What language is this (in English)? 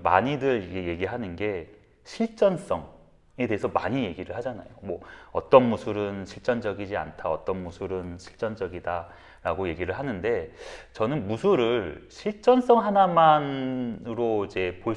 Korean